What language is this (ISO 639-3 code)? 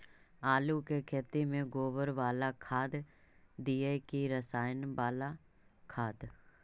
mag